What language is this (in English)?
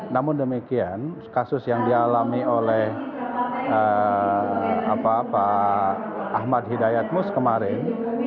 Indonesian